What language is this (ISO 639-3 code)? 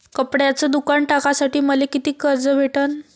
mar